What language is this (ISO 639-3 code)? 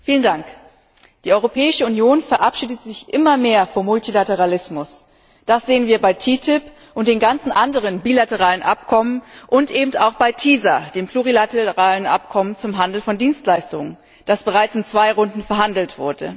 deu